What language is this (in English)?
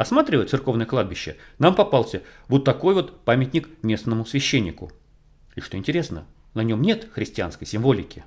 Russian